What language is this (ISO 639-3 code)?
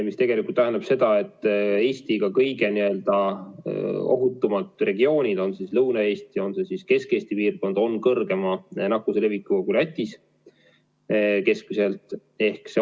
est